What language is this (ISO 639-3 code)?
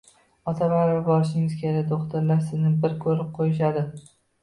uzb